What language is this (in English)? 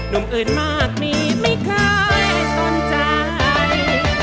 Thai